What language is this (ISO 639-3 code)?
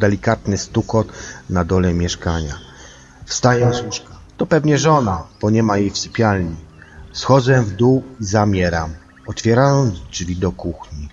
pol